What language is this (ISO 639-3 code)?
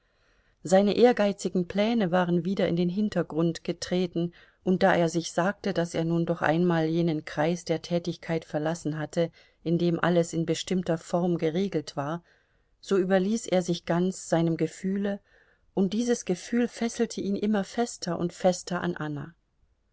deu